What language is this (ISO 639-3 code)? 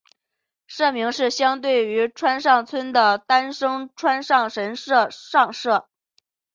zho